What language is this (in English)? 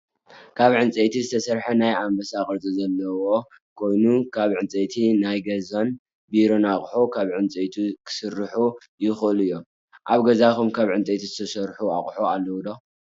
Tigrinya